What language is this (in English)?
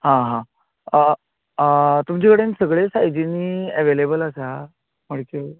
Konkani